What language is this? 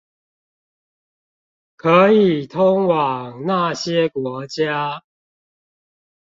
Chinese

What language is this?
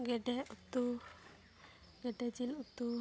Santali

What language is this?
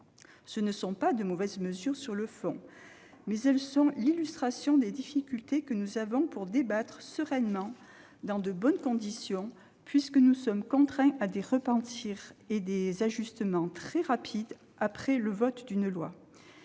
French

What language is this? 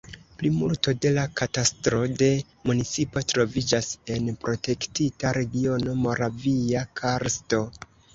Esperanto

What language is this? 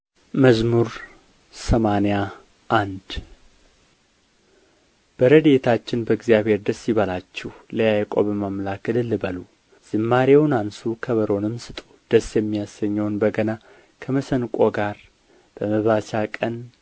Amharic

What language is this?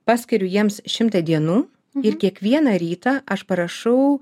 Lithuanian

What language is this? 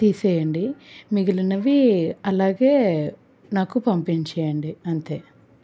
Telugu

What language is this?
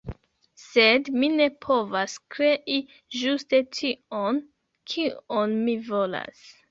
Esperanto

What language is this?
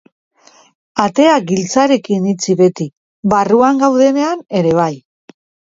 Basque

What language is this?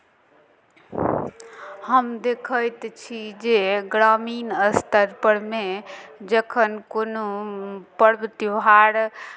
Maithili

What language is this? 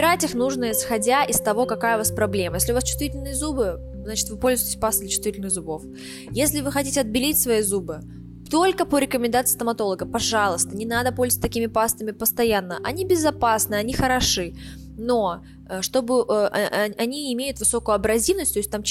Russian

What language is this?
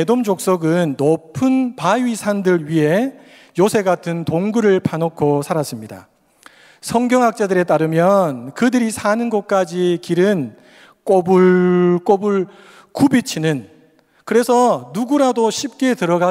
Korean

